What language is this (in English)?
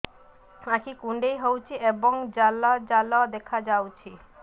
Odia